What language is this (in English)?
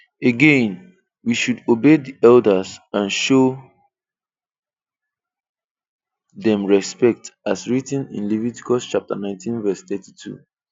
Igbo